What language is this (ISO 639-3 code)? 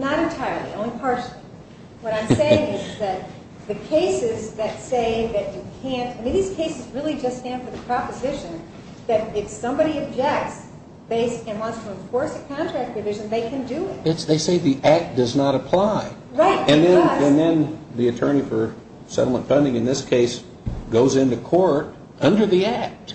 eng